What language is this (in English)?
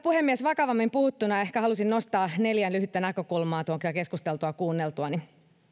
Finnish